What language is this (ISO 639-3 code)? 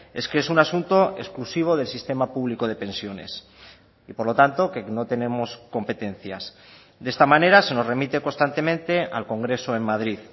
spa